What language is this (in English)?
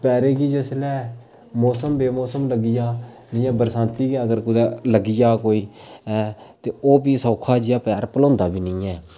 Dogri